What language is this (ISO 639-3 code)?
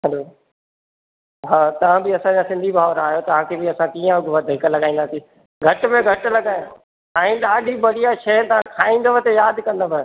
snd